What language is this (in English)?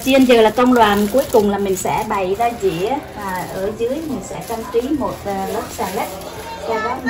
Vietnamese